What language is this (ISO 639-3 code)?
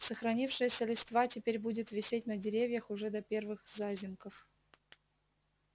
rus